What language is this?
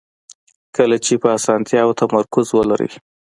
Pashto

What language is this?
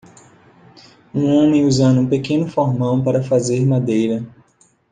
Portuguese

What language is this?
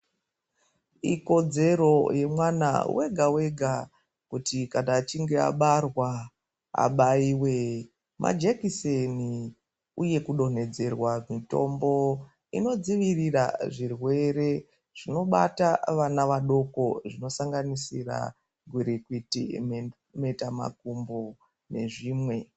Ndau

